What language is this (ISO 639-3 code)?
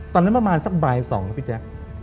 tha